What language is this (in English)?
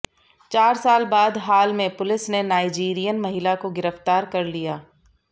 Hindi